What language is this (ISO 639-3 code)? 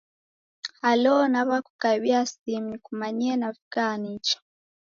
dav